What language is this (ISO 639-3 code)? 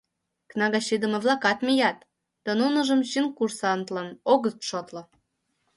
chm